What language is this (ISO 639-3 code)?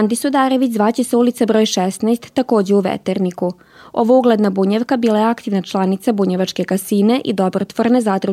hrv